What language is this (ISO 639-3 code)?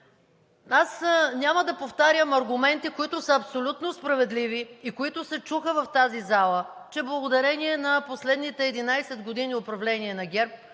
bul